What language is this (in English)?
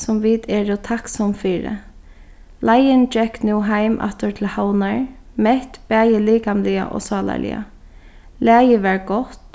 Faroese